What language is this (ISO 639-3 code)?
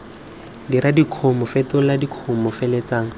tsn